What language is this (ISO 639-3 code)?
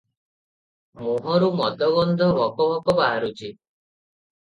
ori